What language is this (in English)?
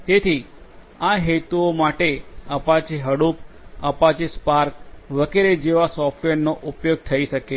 Gujarati